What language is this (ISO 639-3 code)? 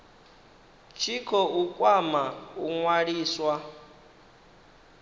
ven